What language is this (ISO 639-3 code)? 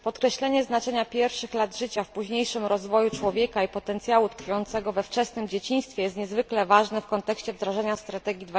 pol